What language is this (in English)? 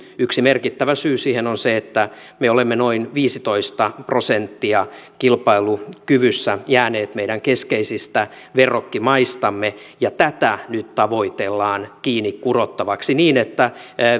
Finnish